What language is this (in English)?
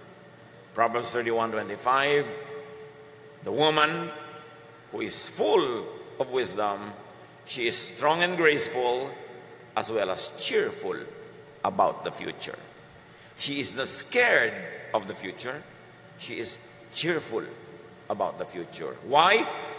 Filipino